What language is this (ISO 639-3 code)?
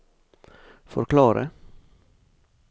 nor